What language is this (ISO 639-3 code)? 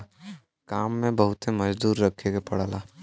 bho